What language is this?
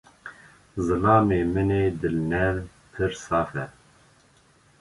Kurdish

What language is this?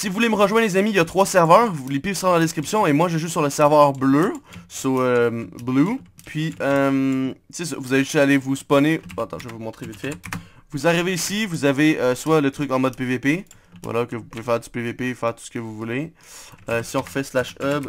French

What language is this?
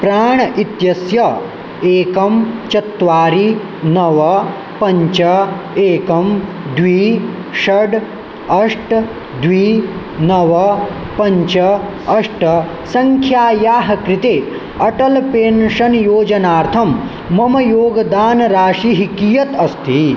Sanskrit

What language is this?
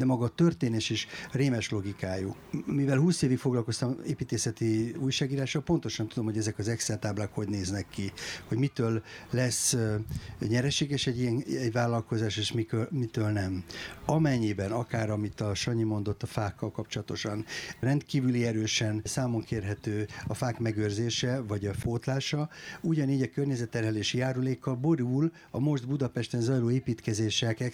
Hungarian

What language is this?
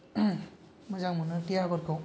Bodo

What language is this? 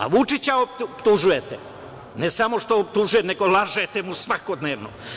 Serbian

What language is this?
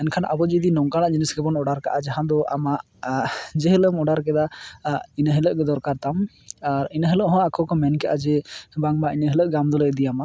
Santali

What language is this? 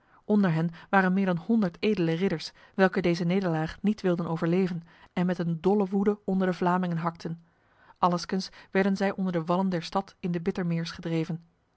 Dutch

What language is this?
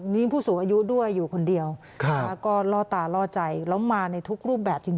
Thai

